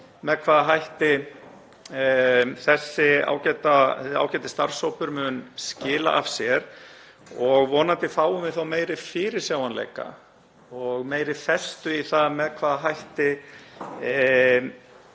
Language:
Icelandic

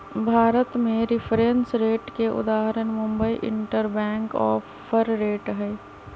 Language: Magahi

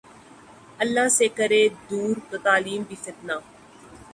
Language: Urdu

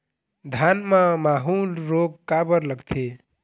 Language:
Chhattisgarhi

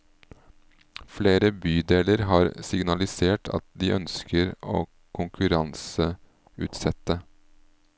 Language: Norwegian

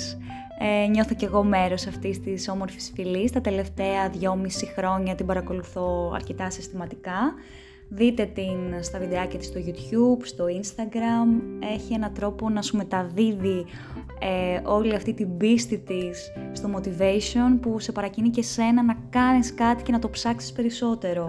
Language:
Greek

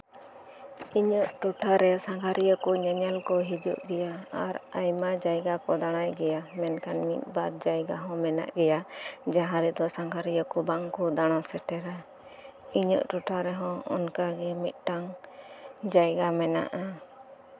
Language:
Santali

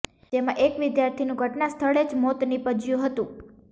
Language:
Gujarati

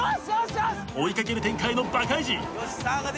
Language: Japanese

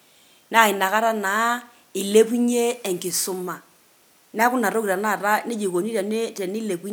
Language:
Masai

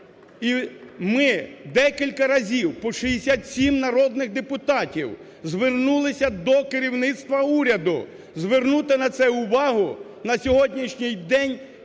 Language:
Ukrainian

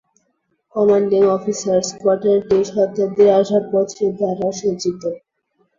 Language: Bangla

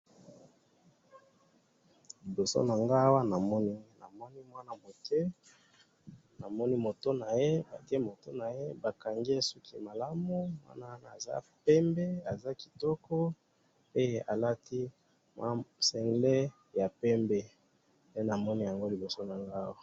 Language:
Lingala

